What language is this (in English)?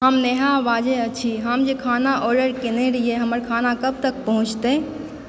Maithili